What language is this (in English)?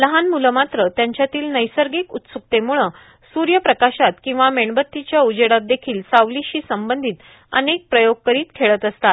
Marathi